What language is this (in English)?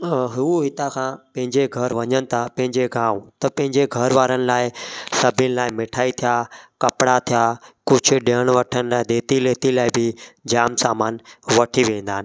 Sindhi